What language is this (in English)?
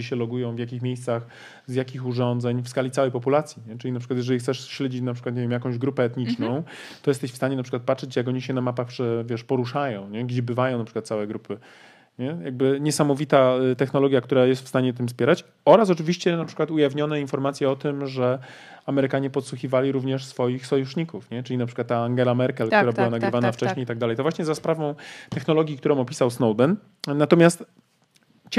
Polish